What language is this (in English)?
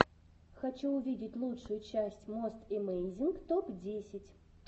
Russian